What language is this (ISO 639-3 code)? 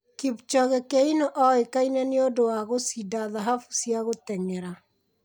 kik